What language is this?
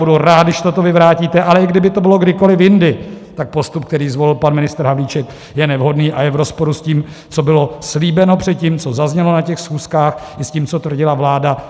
Czech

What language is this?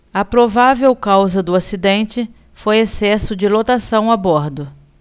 Portuguese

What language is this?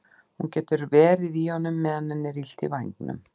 Icelandic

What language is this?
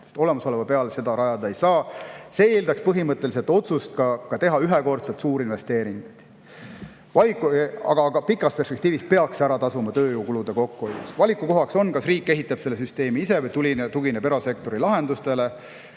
Estonian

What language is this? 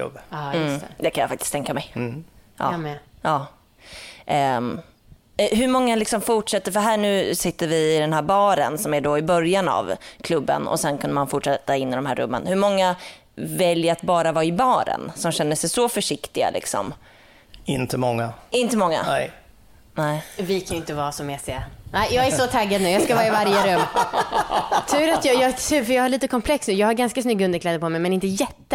Swedish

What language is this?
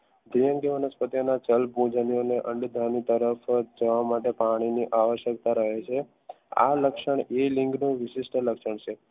Gujarati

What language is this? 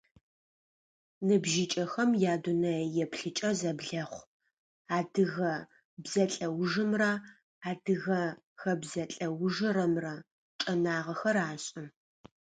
Adyghe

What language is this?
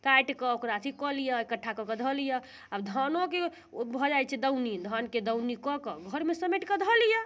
Maithili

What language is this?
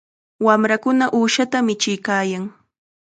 Chiquián Ancash Quechua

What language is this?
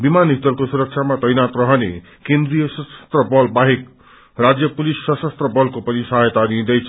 Nepali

